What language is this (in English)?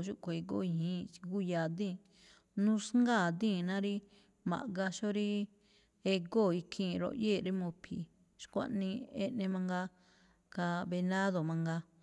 Malinaltepec Me'phaa